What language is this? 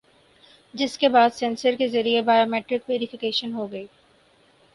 Urdu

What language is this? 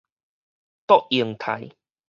Min Nan Chinese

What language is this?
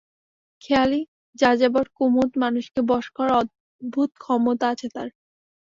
Bangla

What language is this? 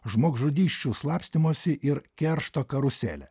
Lithuanian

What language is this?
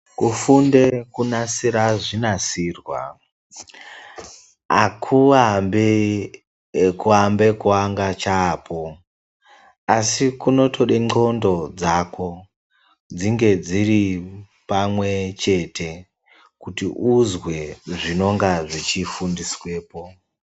Ndau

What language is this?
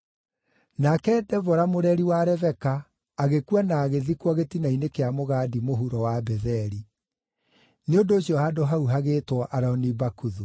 Kikuyu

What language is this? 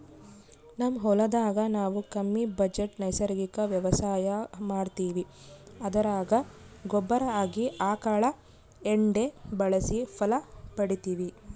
Kannada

